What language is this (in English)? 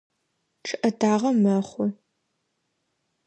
Adyghe